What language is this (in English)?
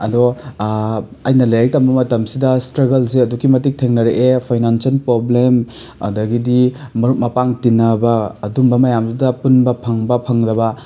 Manipuri